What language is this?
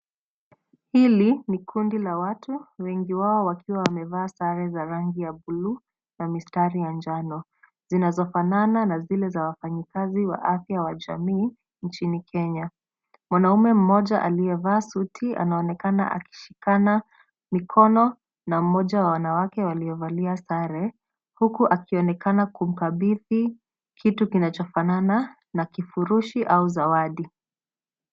Swahili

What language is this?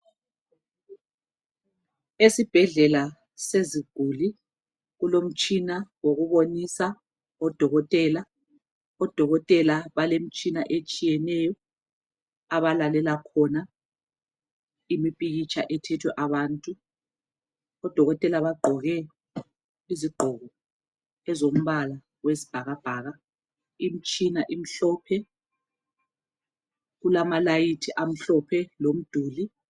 North Ndebele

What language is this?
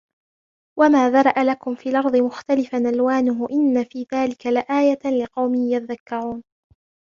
Arabic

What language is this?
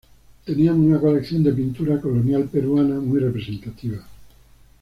Spanish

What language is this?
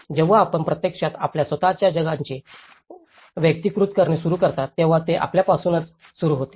Marathi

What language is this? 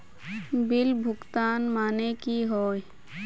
Magahi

